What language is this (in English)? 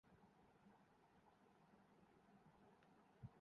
Urdu